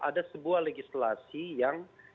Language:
Indonesian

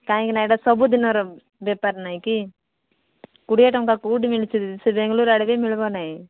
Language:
Odia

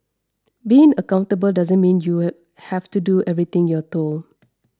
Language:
English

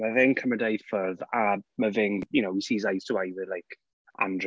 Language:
Welsh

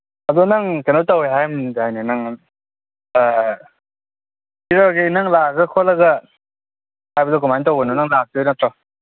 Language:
Manipuri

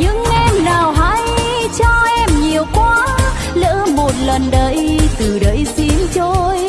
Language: Vietnamese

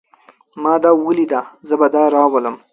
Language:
Pashto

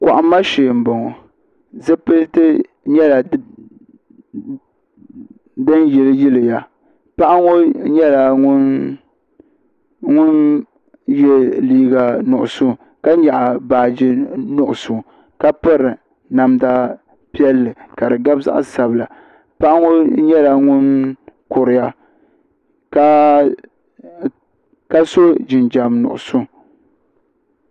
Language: Dagbani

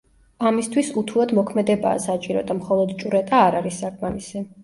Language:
Georgian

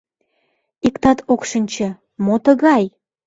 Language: Mari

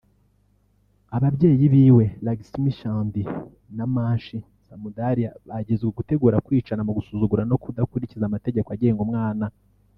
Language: Kinyarwanda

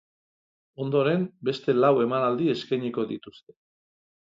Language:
Basque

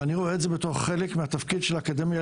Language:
Hebrew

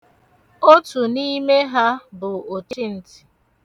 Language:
Igbo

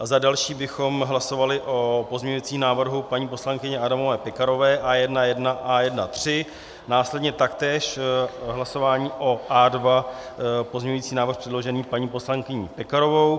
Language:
Czech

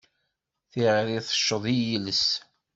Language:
Kabyle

